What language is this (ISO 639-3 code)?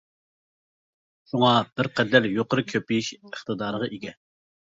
uig